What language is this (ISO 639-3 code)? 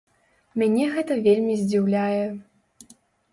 bel